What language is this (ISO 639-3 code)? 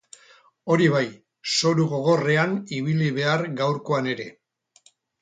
eus